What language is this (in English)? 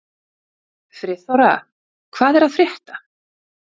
Icelandic